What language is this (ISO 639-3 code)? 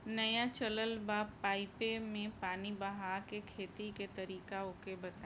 bho